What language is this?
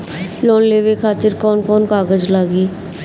Bhojpuri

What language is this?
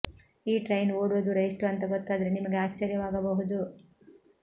Kannada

